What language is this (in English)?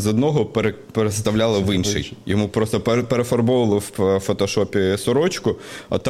Ukrainian